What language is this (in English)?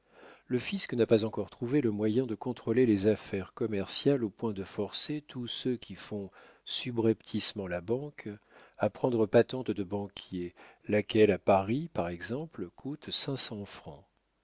French